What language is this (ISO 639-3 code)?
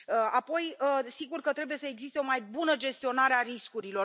ron